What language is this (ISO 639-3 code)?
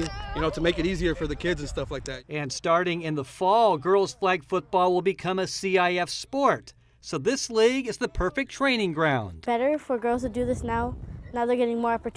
eng